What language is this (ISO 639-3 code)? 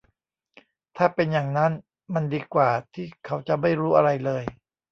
tha